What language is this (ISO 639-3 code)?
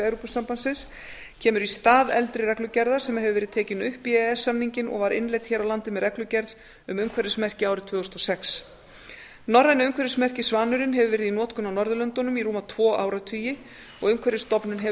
isl